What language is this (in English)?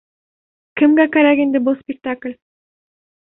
Bashkir